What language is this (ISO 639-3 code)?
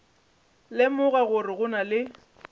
nso